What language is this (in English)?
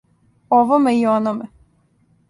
Serbian